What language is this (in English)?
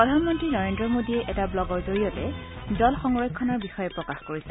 Assamese